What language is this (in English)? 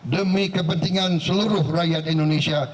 Indonesian